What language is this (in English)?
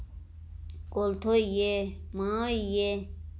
Dogri